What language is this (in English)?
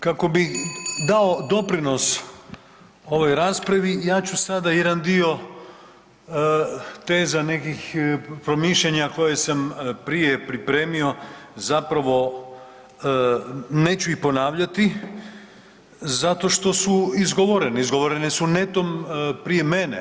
Croatian